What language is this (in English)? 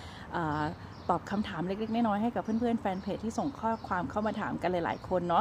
Thai